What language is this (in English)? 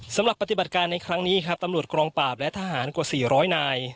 Thai